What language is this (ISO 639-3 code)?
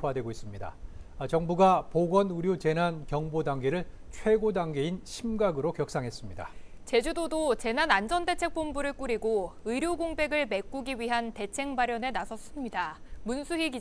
kor